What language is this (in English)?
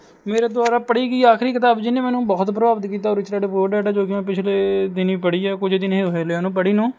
Punjabi